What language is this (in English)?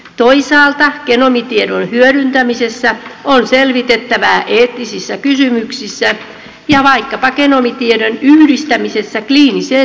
Finnish